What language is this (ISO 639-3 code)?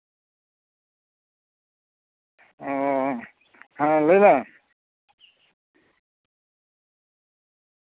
sat